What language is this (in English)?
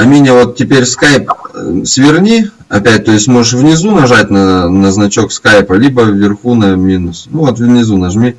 Russian